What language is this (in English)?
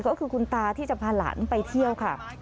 Thai